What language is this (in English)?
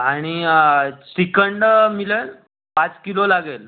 Marathi